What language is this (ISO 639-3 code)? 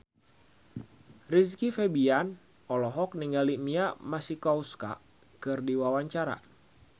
sun